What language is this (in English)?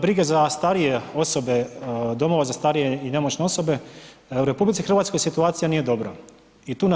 Croatian